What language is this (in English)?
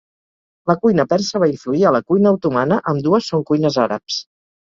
Catalan